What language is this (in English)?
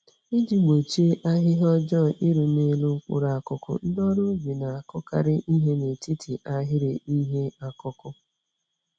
Igbo